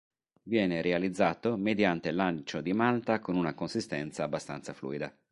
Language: Italian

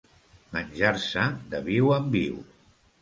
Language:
Catalan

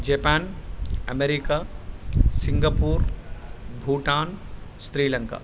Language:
Sanskrit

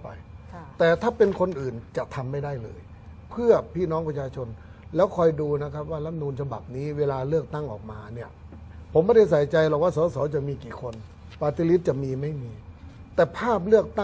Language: Thai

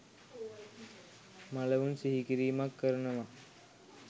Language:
Sinhala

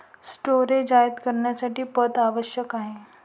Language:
Marathi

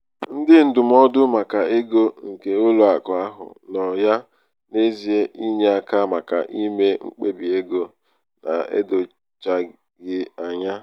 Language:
Igbo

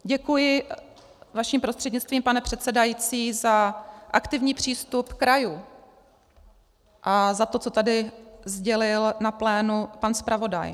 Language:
Czech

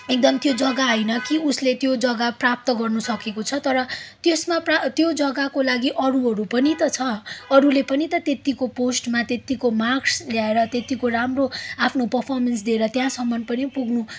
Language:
Nepali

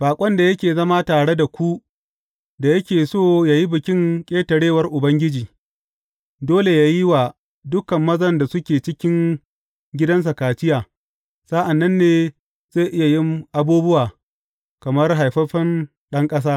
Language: Hausa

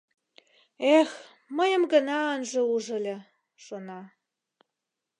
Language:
Mari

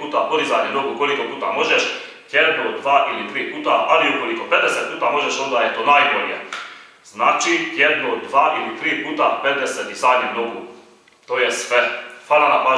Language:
Croatian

